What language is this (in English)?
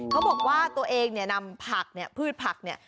Thai